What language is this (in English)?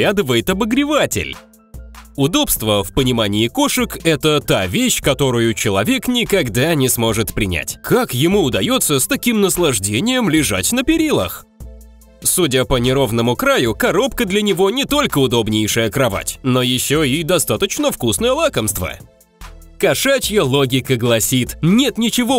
Russian